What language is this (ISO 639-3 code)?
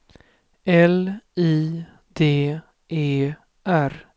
swe